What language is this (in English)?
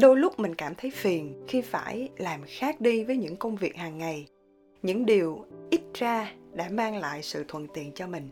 Vietnamese